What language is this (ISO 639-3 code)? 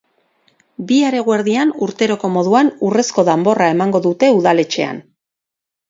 eus